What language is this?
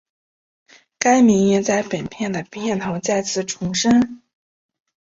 Chinese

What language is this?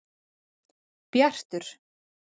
Icelandic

